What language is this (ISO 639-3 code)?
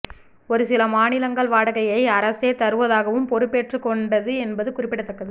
tam